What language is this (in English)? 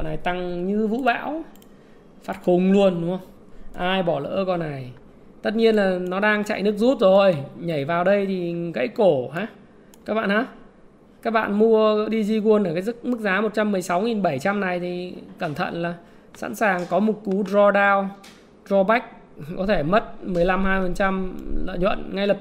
Vietnamese